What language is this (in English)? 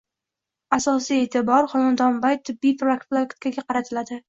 Uzbek